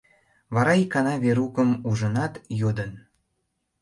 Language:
Mari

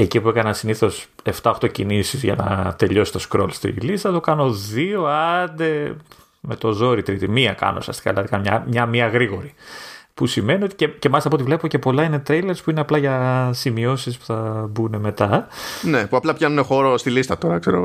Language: Greek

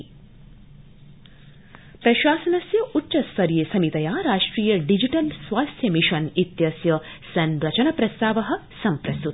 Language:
Sanskrit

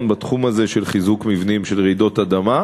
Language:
Hebrew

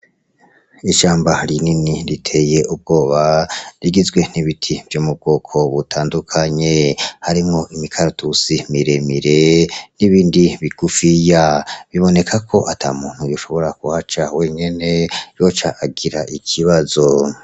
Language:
Rundi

